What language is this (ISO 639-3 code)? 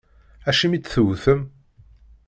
kab